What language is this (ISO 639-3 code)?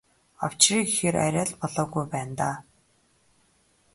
mon